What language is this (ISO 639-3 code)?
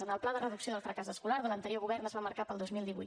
cat